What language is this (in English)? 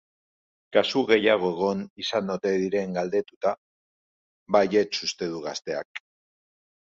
Basque